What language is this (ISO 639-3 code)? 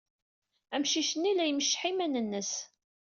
kab